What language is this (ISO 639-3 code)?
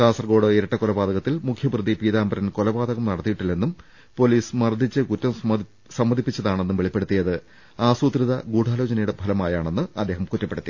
mal